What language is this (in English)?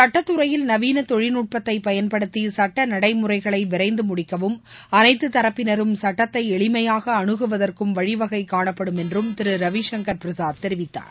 Tamil